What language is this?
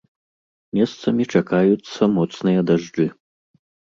Belarusian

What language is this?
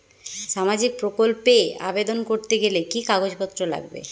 Bangla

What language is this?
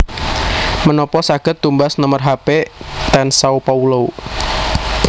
Javanese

